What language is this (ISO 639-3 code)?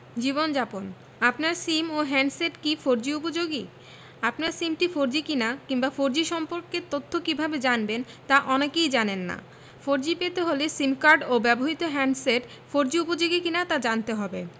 ben